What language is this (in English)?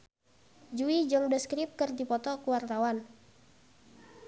Sundanese